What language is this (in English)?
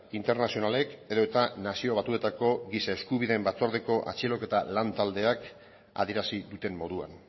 Basque